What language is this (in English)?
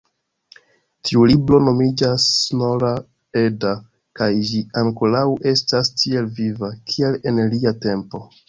Esperanto